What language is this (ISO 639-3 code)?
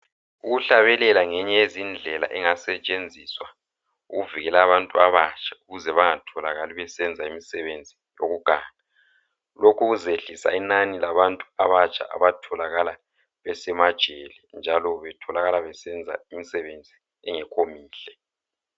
nde